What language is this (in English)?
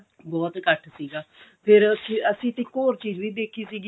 Punjabi